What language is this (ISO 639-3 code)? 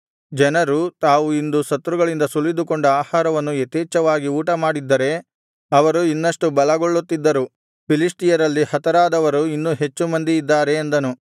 kan